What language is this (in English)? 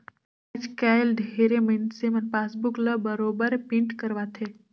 Chhattisgarhi